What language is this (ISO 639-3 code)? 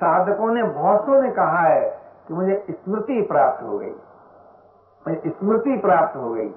hin